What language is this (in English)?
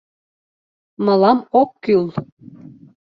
Mari